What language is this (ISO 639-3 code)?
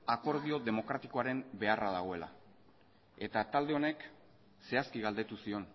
eus